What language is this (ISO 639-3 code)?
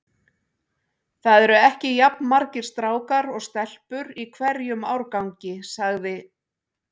isl